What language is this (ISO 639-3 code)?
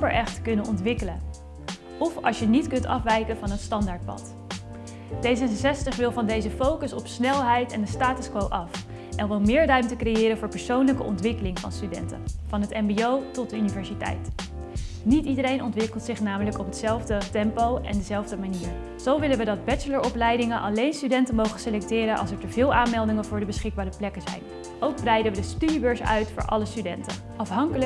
nld